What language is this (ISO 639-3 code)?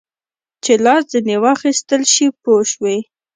pus